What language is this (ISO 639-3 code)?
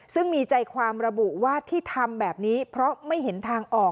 tha